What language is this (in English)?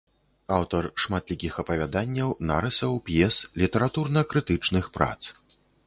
Belarusian